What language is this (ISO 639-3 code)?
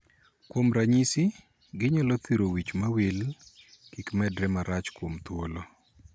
luo